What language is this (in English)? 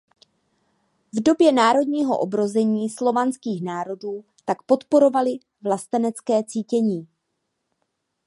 Czech